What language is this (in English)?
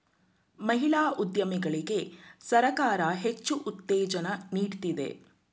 Kannada